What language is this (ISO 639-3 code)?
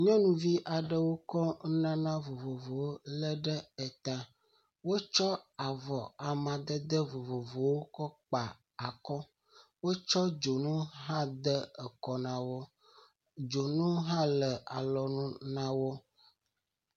ewe